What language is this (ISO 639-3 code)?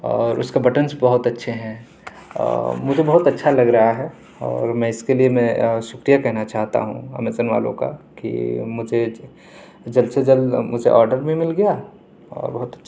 urd